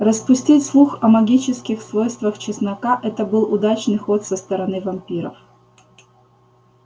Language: Russian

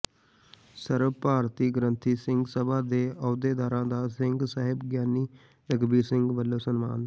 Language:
Punjabi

